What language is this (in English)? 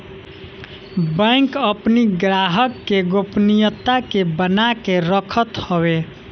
Bhojpuri